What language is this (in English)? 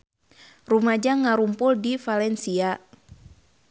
Sundanese